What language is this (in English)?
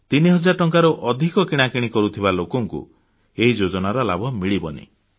Odia